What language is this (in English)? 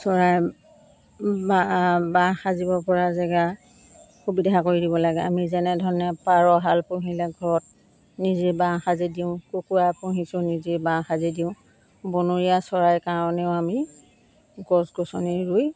Assamese